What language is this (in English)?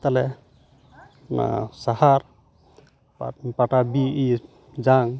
Santali